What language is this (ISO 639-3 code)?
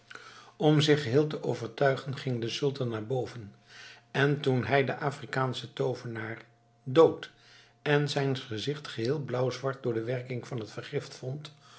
nld